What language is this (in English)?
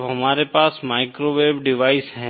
Hindi